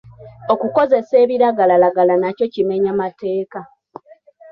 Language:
Ganda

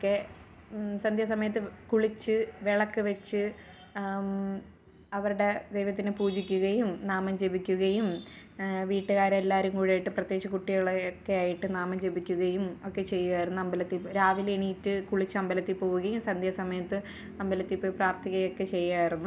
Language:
Malayalam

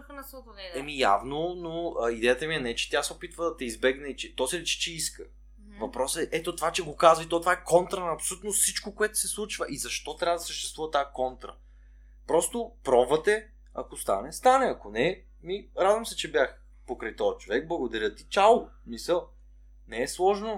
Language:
Bulgarian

